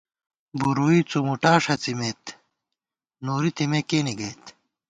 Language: Gawar-Bati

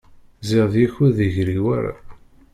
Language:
Kabyle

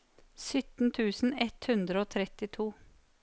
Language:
Norwegian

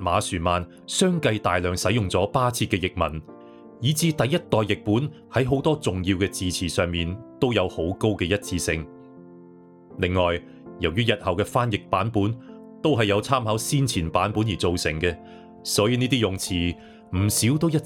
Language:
Chinese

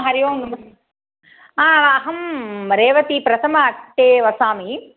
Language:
Sanskrit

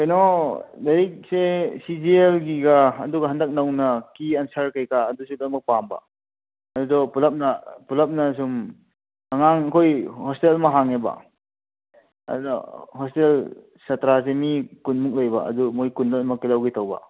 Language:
Manipuri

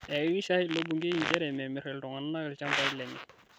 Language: Masai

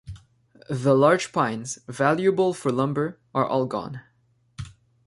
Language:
English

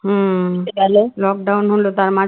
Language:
Bangla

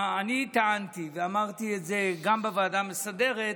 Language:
Hebrew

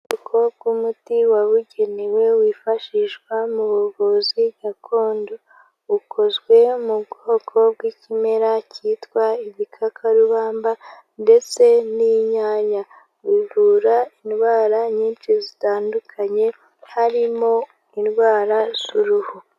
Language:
Kinyarwanda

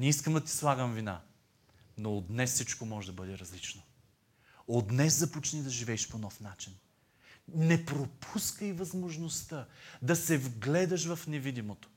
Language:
Bulgarian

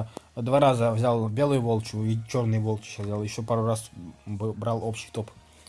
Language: Russian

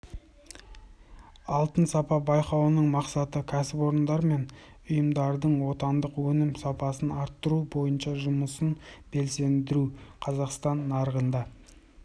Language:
Kazakh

